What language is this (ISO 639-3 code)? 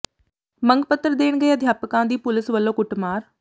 pan